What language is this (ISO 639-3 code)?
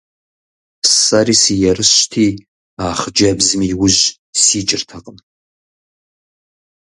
kbd